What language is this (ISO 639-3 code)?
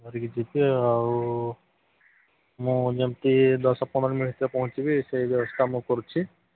ori